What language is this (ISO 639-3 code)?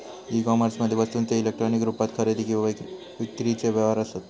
mar